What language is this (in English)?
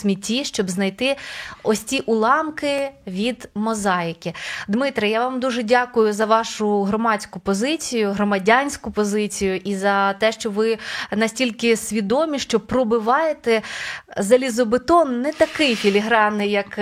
Ukrainian